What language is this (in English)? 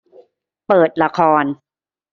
Thai